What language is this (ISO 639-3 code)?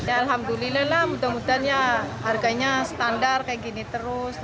ind